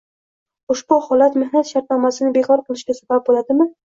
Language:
Uzbek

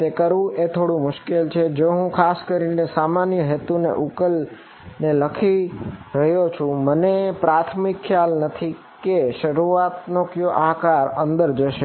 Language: Gujarati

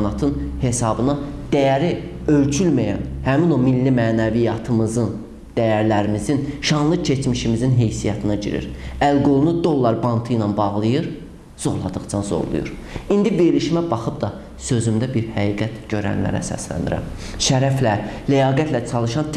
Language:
Azerbaijani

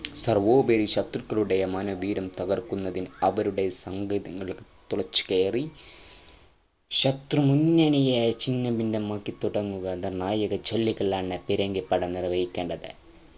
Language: Malayalam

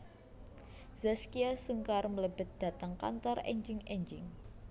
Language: Javanese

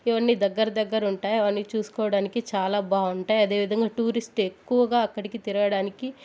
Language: Telugu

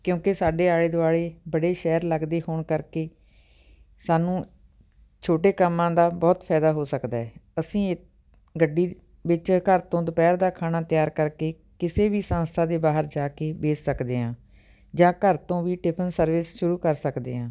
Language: Punjabi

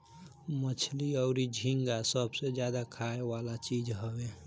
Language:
Bhojpuri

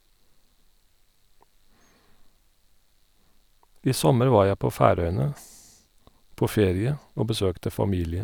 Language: Norwegian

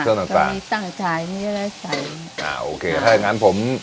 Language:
Thai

